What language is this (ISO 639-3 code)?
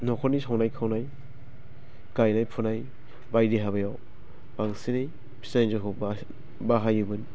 brx